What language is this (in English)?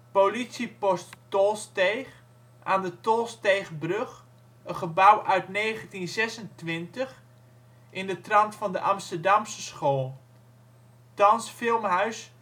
Dutch